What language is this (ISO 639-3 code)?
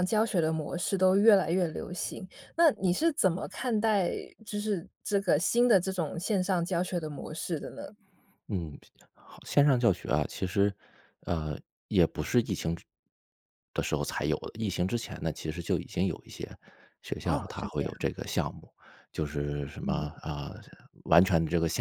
zho